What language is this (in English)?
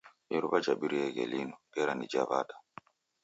Taita